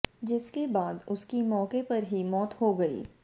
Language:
Hindi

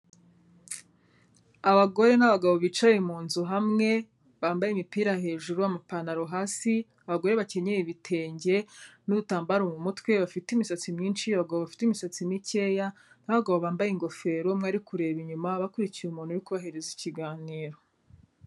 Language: Kinyarwanda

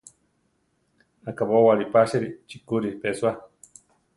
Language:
Central Tarahumara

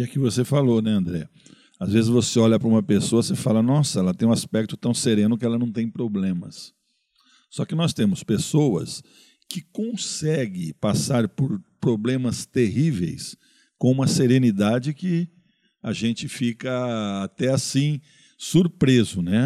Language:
Portuguese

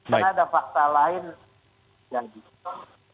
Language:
Indonesian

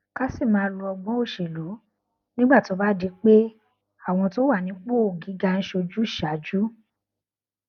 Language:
Yoruba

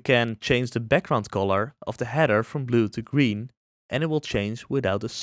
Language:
English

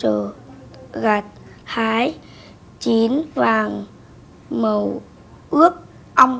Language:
Vietnamese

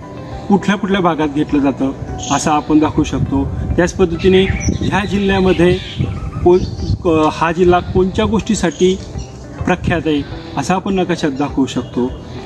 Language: Turkish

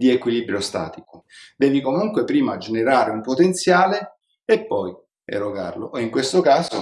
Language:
Italian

